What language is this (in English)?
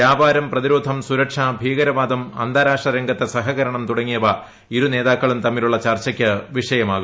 Malayalam